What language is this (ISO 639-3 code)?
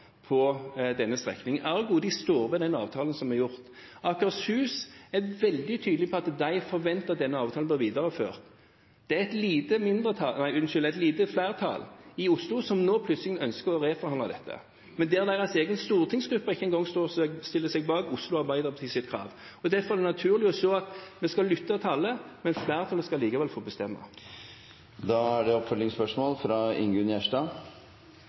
nor